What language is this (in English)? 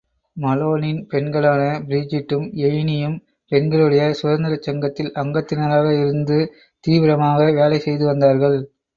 Tamil